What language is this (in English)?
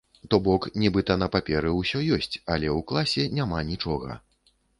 Belarusian